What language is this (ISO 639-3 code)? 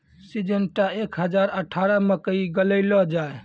mai